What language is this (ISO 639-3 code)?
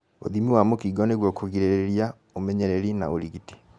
kik